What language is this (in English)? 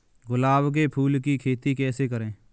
Hindi